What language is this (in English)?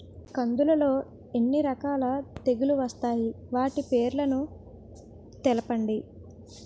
Telugu